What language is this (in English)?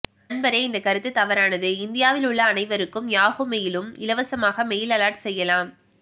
Tamil